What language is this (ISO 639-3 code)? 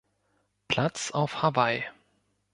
deu